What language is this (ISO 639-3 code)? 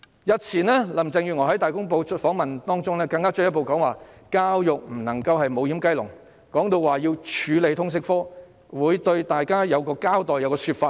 yue